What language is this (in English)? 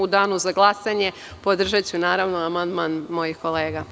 Serbian